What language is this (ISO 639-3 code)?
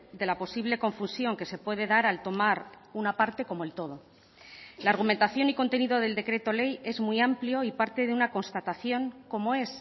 spa